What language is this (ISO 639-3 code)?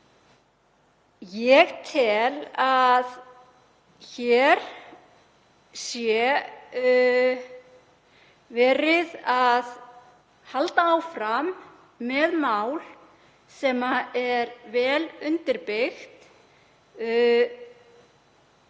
isl